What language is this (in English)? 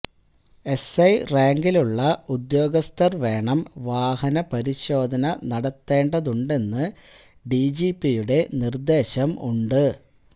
Malayalam